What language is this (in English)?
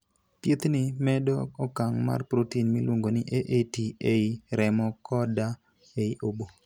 Luo (Kenya and Tanzania)